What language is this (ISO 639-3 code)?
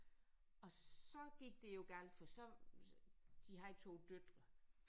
dan